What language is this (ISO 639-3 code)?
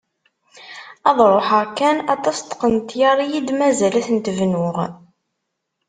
kab